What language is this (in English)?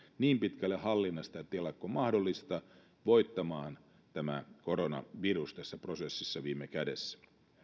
Finnish